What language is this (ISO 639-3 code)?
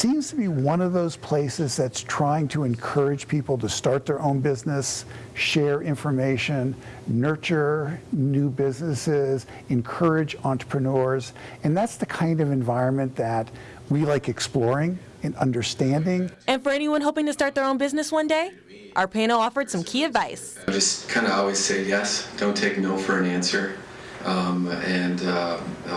eng